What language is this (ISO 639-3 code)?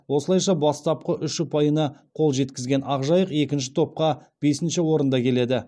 kaz